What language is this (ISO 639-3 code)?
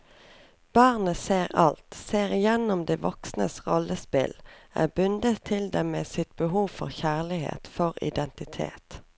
nor